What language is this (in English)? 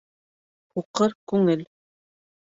Bashkir